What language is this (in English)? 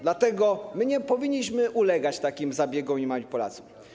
Polish